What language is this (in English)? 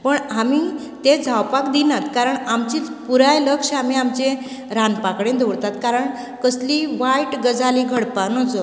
Konkani